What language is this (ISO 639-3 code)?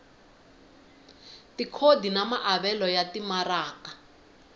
tso